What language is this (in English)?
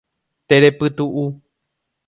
Guarani